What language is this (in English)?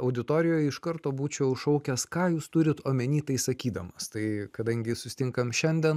Lithuanian